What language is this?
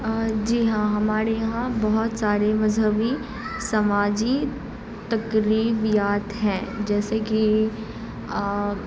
Urdu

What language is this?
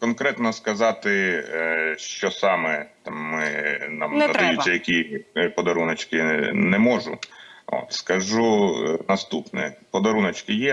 Ukrainian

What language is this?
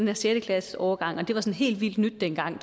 Danish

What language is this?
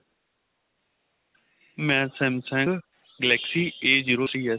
Punjabi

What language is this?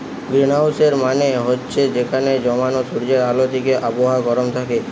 Bangla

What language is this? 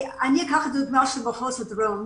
Hebrew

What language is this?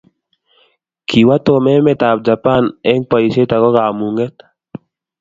Kalenjin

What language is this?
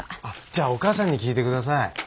Japanese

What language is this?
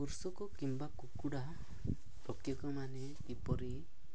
Odia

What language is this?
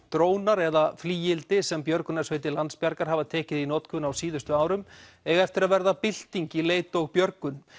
Icelandic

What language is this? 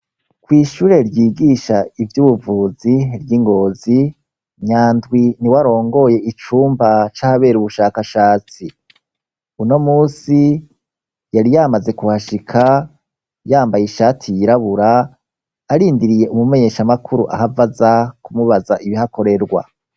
Rundi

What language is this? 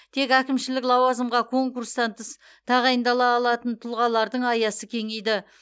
Kazakh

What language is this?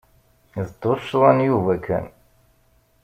Kabyle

